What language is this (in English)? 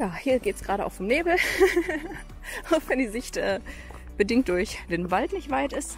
German